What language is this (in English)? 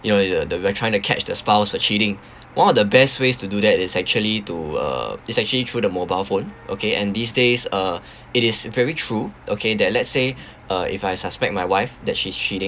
English